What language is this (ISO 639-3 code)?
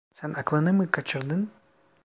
tur